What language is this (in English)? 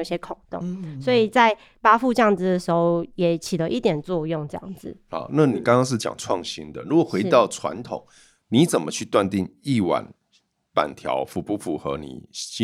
Chinese